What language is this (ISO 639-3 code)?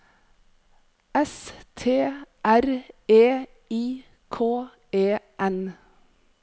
nor